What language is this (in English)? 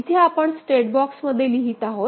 Marathi